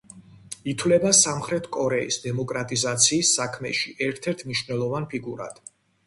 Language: Georgian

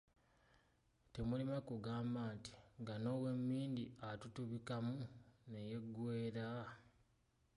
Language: Ganda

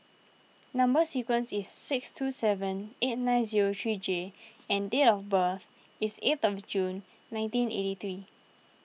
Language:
English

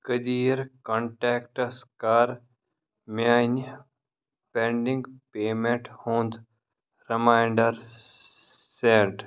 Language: Kashmiri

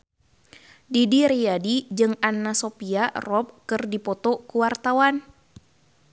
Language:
Sundanese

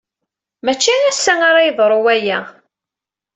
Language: Kabyle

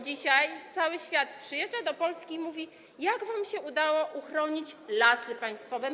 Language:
Polish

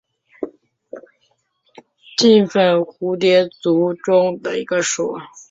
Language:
Chinese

